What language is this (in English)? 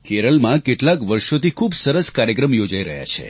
Gujarati